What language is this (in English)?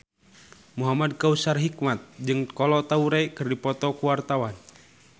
Sundanese